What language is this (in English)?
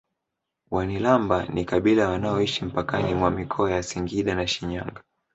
Swahili